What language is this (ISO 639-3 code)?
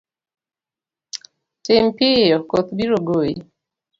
luo